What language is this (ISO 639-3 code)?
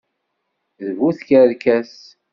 kab